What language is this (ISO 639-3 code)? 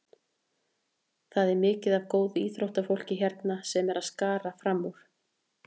isl